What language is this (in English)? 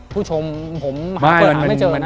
Thai